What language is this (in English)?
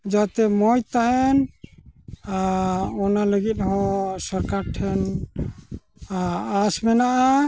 Santali